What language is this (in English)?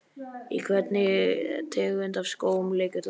Icelandic